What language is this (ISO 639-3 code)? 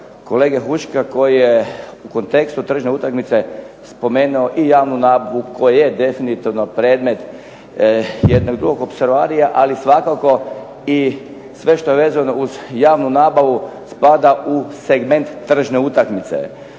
hrv